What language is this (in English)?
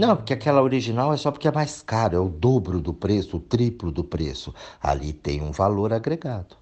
Portuguese